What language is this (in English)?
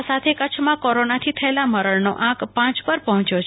Gujarati